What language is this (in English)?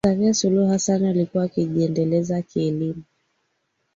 Swahili